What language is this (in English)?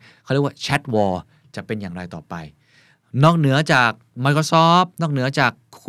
Thai